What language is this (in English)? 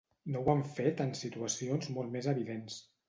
Catalan